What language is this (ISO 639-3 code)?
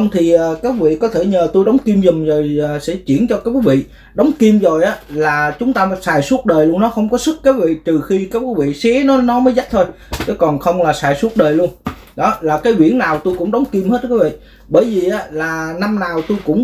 vie